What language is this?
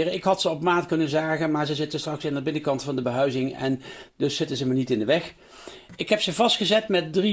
Dutch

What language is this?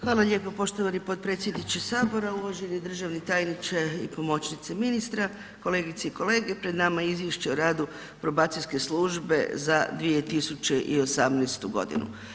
Croatian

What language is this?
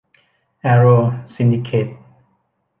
Thai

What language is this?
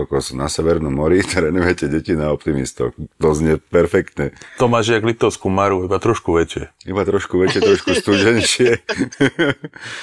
Slovak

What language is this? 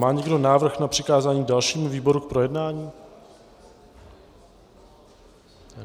Czech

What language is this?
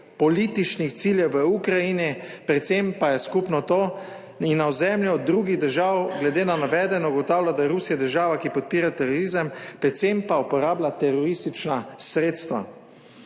Slovenian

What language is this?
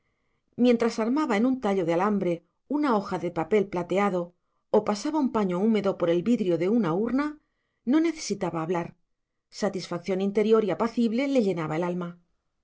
Spanish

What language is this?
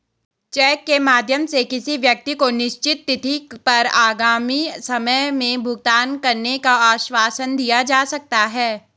Hindi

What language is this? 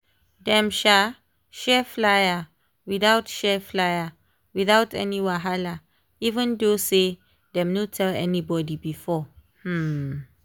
Nigerian Pidgin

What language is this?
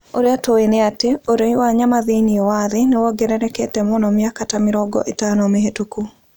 Kikuyu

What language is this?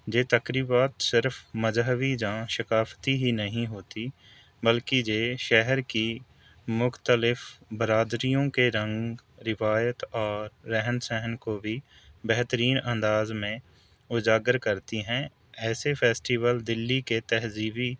Urdu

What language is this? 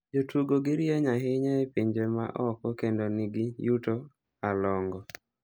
Luo (Kenya and Tanzania)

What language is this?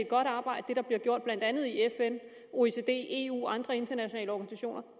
Danish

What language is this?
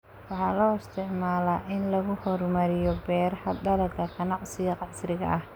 Somali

